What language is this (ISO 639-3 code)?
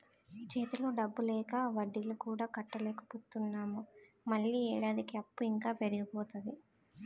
tel